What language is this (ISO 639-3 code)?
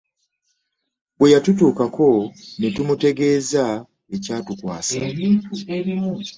lug